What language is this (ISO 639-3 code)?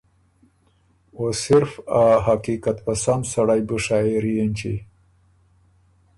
oru